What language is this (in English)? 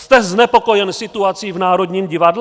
Czech